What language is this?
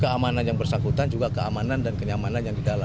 Indonesian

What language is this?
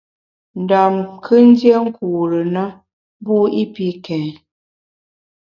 Bamun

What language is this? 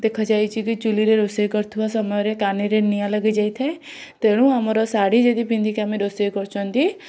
Odia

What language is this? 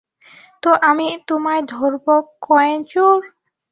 Bangla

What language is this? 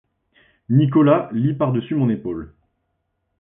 French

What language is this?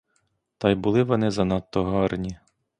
Ukrainian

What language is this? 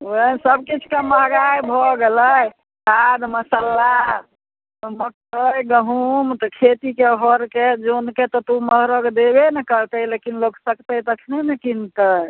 Maithili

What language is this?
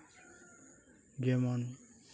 Santali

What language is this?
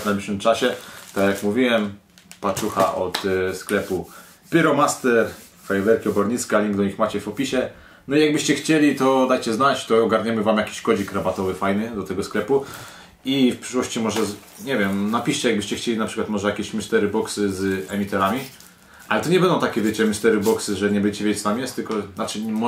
Polish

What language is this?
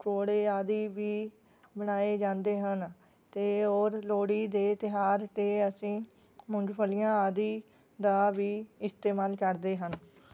Punjabi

